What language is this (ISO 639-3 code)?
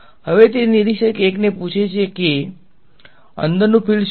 guj